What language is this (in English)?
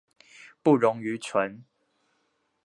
Chinese